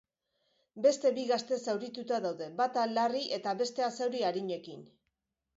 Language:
Basque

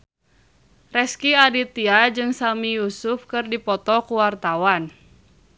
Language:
Sundanese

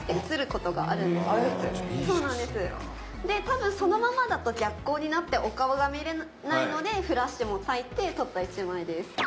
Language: Japanese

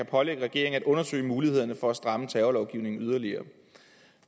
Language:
Danish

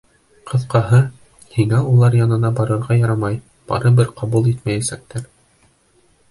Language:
Bashkir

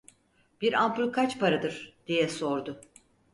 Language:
Turkish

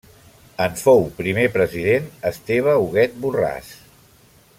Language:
Catalan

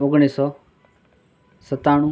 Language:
Gujarati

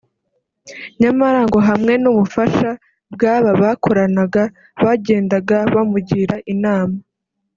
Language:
Kinyarwanda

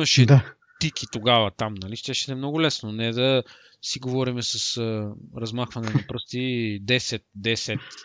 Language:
Bulgarian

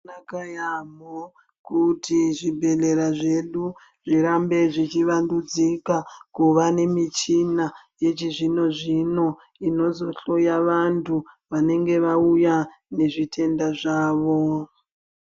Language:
Ndau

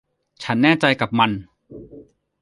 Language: Thai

